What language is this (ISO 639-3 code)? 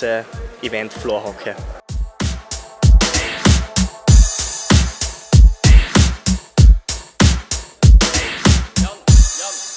eng